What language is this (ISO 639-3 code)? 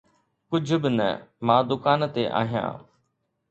snd